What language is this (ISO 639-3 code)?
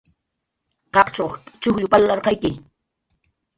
jqr